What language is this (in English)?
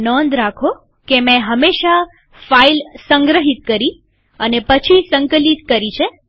Gujarati